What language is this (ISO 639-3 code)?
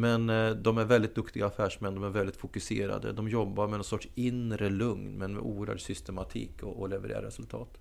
swe